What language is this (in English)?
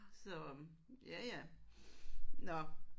Danish